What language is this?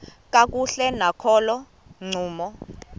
Xhosa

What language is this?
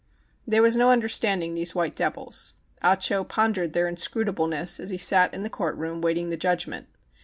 English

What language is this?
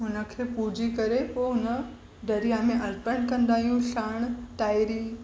Sindhi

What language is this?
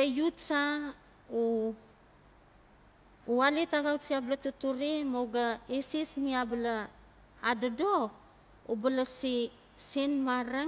Notsi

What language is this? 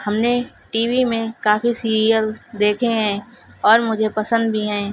Urdu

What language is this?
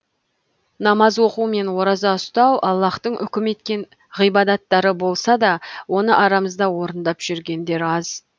Kazakh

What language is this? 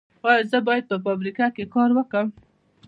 Pashto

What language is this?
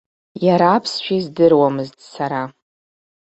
Abkhazian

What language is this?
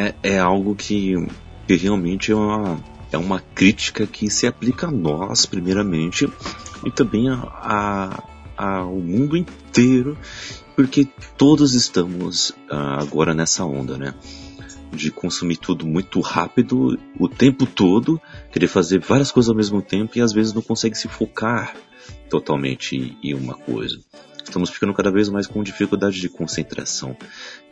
Portuguese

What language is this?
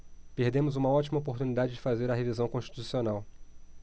Portuguese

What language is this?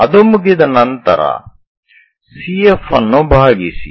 Kannada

